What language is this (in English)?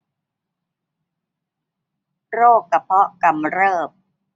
Thai